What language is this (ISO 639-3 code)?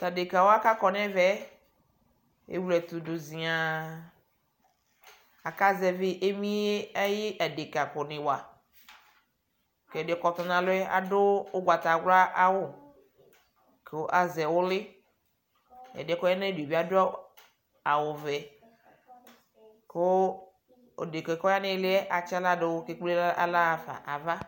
kpo